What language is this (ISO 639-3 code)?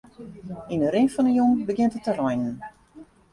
fry